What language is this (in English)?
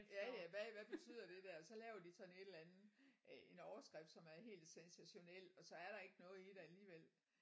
Danish